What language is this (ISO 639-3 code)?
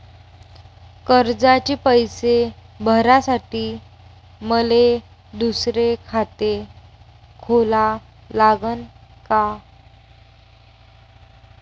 mar